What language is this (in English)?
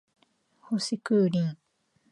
Japanese